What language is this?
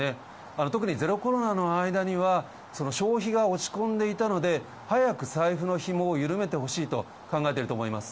Japanese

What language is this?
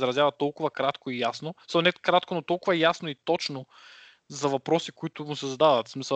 Bulgarian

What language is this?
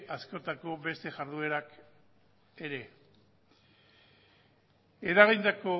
Basque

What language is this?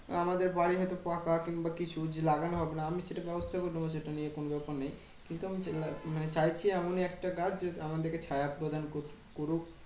Bangla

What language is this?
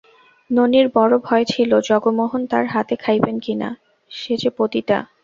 Bangla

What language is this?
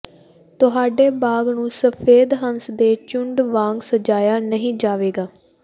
Punjabi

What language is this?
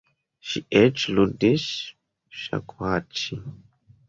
Esperanto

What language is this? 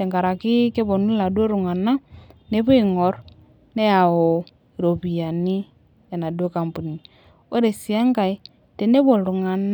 Masai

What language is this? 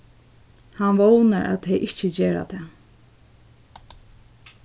Faroese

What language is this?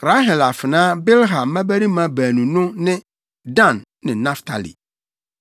Akan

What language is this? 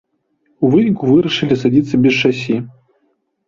Belarusian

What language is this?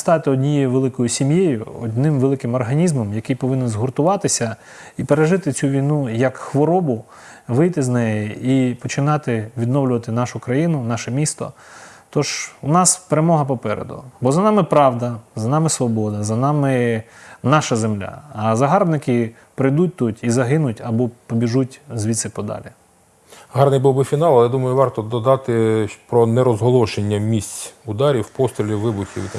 Ukrainian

